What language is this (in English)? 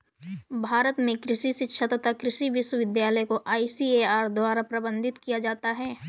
Hindi